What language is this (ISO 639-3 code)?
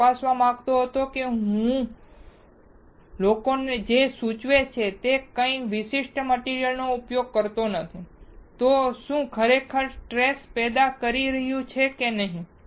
guj